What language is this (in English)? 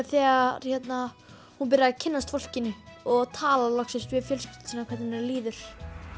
Icelandic